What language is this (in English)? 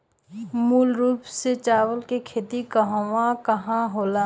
Bhojpuri